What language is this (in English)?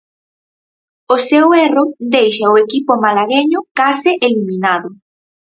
Galician